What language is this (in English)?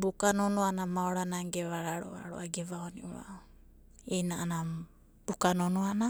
Abadi